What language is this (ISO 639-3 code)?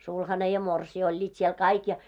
fin